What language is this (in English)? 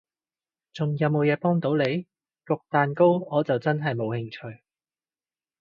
Cantonese